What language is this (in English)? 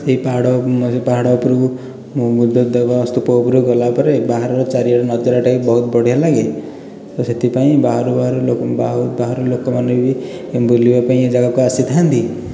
Odia